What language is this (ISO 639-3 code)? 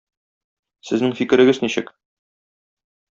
tat